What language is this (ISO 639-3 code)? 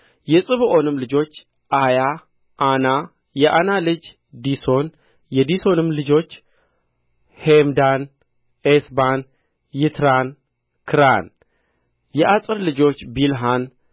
amh